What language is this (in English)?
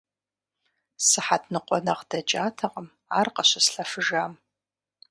Kabardian